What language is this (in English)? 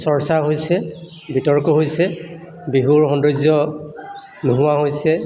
Assamese